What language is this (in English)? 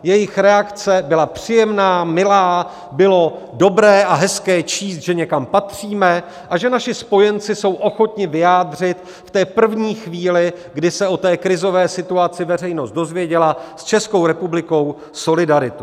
Czech